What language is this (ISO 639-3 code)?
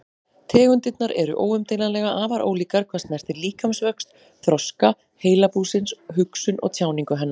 isl